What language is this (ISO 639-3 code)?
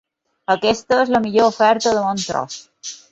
cat